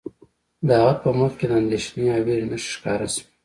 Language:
Pashto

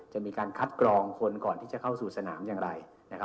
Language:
Thai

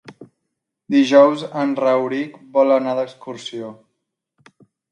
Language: Catalan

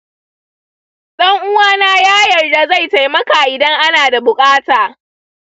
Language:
Hausa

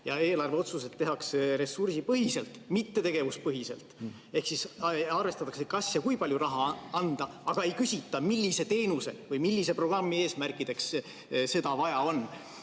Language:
Estonian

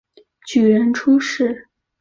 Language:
Chinese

